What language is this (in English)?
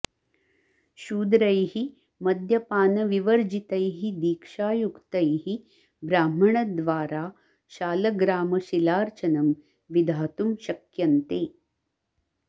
Sanskrit